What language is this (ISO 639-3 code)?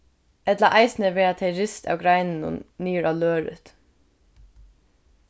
fao